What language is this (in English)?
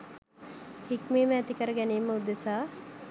Sinhala